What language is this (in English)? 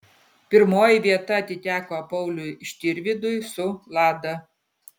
Lithuanian